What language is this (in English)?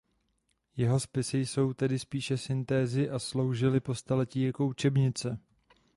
Czech